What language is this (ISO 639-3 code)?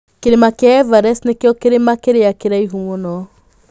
kik